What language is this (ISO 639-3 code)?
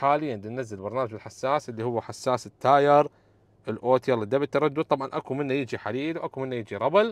ara